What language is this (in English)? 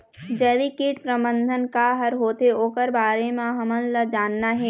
Chhattisgarhi